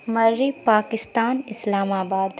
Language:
Urdu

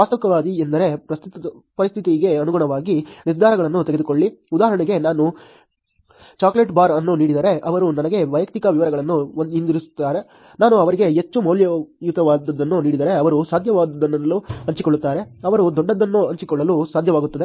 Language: Kannada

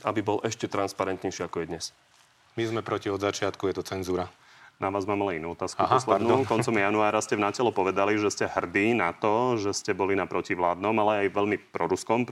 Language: Slovak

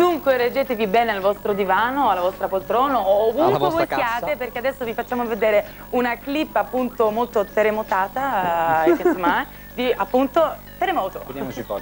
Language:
Italian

